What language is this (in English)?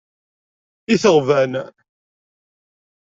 Kabyle